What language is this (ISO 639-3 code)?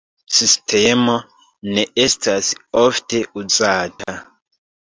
epo